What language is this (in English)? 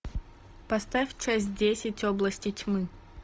Russian